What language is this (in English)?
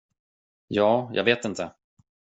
Swedish